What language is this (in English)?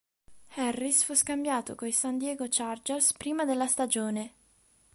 Italian